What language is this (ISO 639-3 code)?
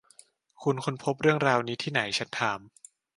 tha